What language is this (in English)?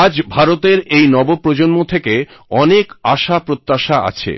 Bangla